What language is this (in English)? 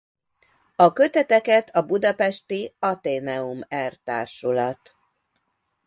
Hungarian